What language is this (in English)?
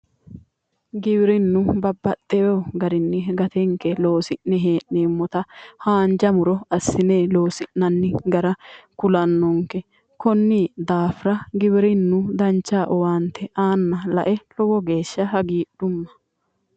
Sidamo